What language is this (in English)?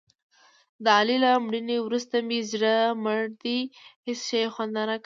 Pashto